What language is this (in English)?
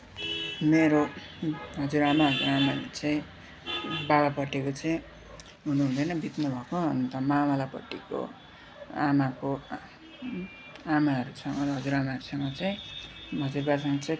Nepali